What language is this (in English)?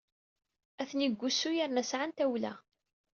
Kabyle